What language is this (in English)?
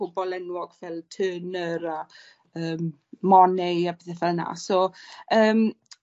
Welsh